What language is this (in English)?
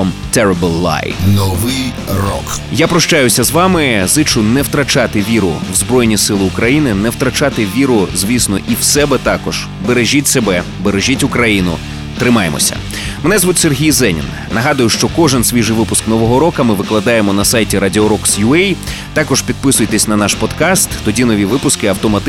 Ukrainian